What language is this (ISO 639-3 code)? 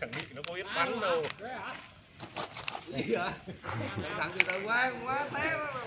vie